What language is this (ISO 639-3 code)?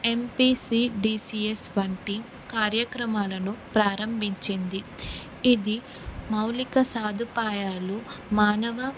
tel